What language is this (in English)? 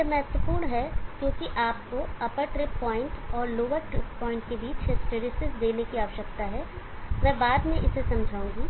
Hindi